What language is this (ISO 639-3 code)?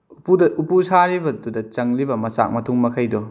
mni